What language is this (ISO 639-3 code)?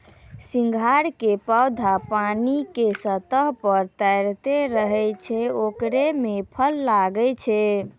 mai